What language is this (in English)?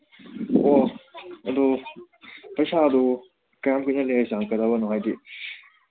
Manipuri